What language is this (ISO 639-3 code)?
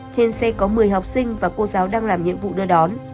vie